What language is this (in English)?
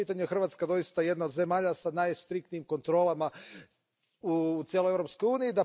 Croatian